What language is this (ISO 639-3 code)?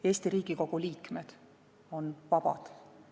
est